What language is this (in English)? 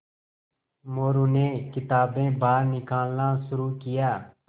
Hindi